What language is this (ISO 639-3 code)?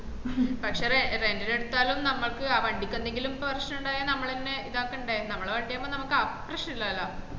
mal